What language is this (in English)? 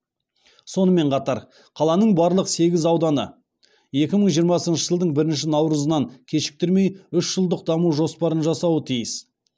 Kazakh